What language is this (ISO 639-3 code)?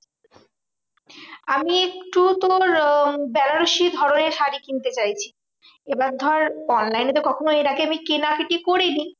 ben